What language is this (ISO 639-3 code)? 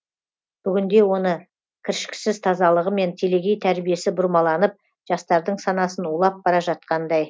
kaz